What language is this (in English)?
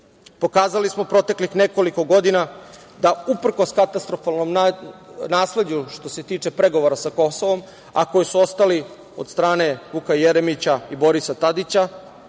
Serbian